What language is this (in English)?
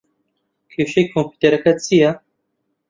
Central Kurdish